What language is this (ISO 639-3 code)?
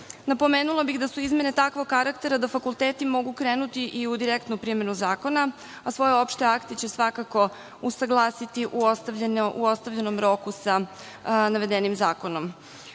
srp